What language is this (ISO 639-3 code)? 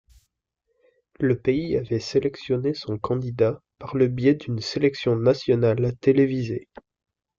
fra